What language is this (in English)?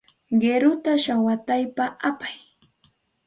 Santa Ana de Tusi Pasco Quechua